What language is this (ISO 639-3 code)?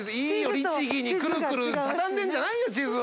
jpn